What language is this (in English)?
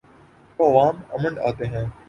Urdu